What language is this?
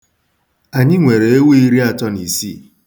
Igbo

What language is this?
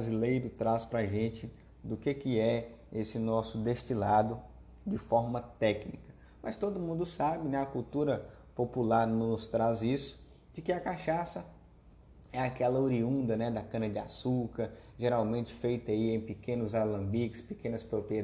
Portuguese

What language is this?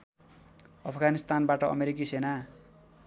Nepali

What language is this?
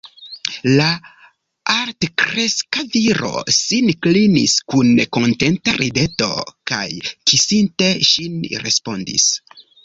Esperanto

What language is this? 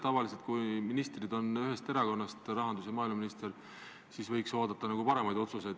Estonian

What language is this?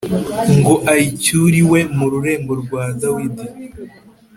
Kinyarwanda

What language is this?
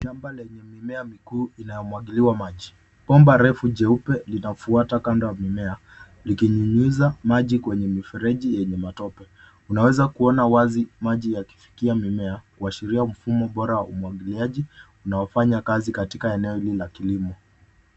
Swahili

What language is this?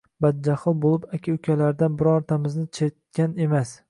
Uzbek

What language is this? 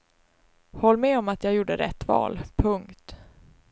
Swedish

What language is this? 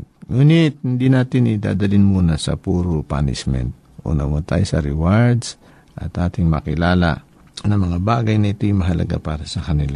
Filipino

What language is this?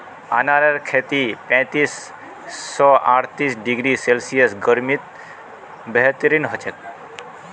Magahi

